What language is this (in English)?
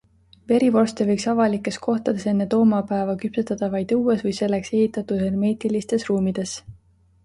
Estonian